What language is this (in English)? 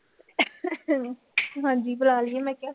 Punjabi